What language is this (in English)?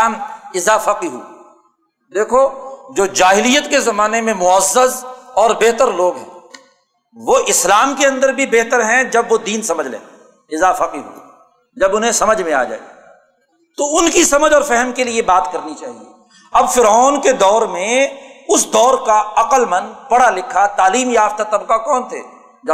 Urdu